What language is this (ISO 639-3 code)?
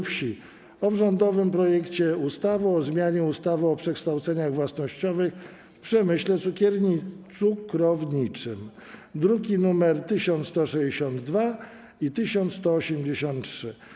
pol